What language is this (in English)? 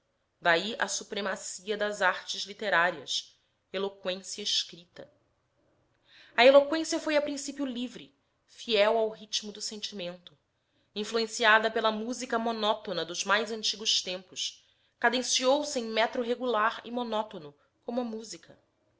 Portuguese